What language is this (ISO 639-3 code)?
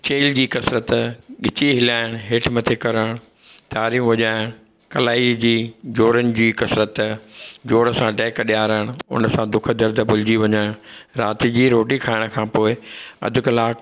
snd